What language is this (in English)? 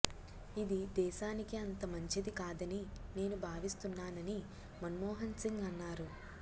Telugu